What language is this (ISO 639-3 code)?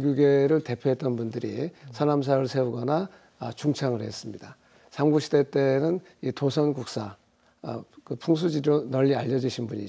kor